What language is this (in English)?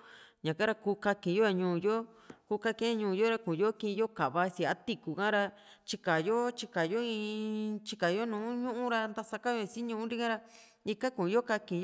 Juxtlahuaca Mixtec